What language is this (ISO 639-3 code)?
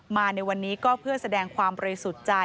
tha